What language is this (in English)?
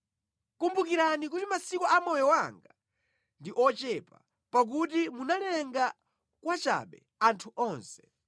Nyanja